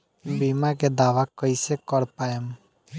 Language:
Bhojpuri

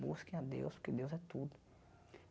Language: Portuguese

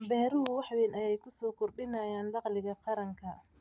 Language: Somali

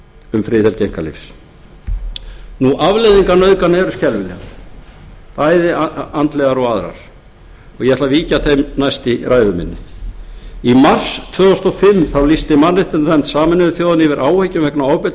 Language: Icelandic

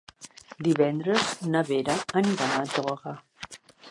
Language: Catalan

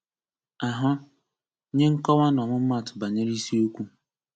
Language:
Igbo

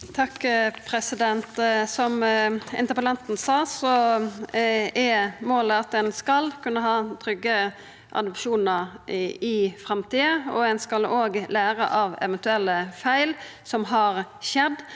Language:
Norwegian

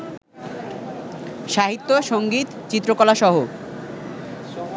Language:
Bangla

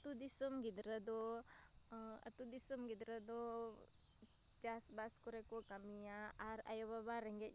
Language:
Santali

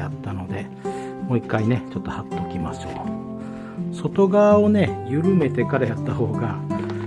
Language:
Japanese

